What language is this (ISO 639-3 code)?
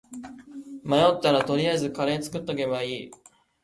jpn